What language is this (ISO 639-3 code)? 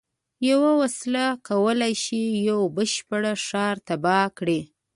pus